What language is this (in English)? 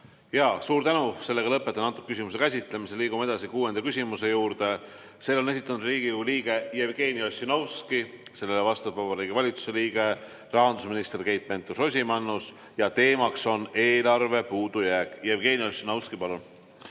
Estonian